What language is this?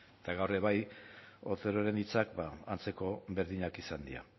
Basque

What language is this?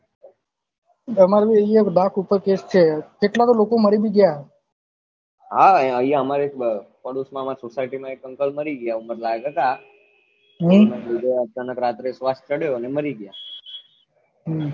Gujarati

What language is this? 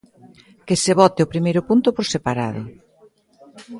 Galician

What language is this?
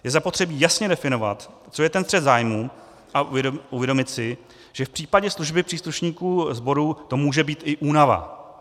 Czech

